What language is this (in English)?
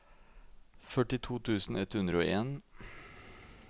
Norwegian